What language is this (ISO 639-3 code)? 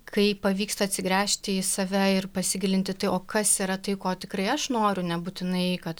lit